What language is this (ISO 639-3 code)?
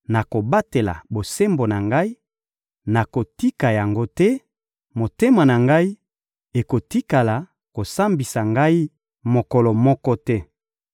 lin